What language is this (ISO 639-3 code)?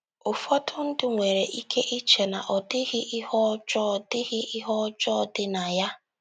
ibo